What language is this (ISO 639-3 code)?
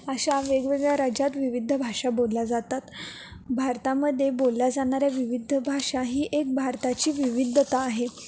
mar